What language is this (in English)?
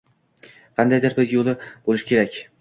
Uzbek